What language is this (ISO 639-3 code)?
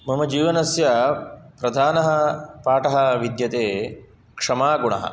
san